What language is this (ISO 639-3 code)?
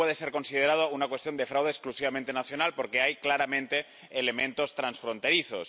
spa